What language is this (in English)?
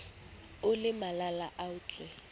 Southern Sotho